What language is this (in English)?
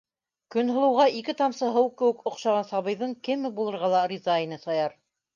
Bashkir